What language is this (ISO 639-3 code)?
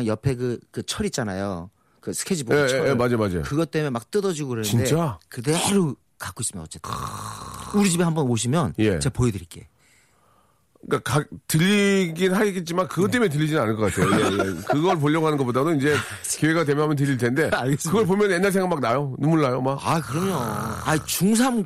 kor